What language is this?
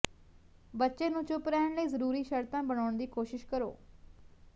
Punjabi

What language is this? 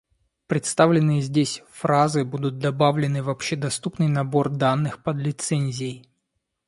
Russian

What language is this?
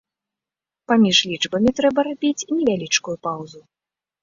Belarusian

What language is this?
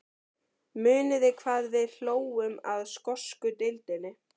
Icelandic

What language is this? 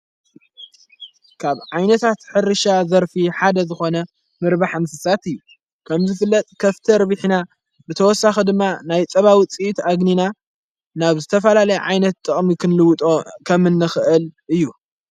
Tigrinya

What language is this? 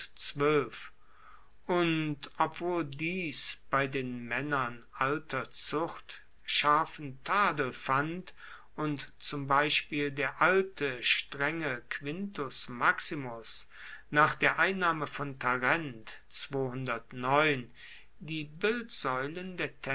German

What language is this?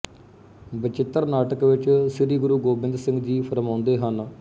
Punjabi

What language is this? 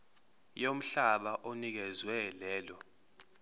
Zulu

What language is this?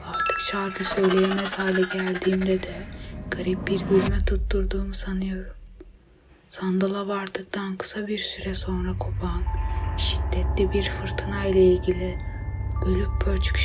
Turkish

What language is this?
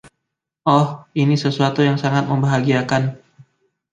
Indonesian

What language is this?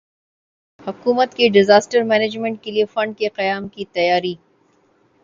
Urdu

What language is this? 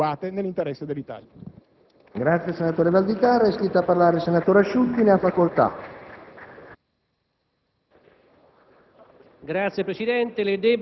Italian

